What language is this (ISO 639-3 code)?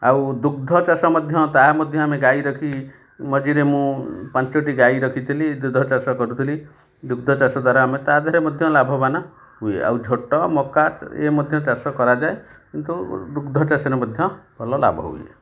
ori